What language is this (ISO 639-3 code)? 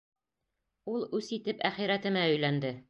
bak